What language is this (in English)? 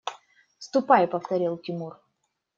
Russian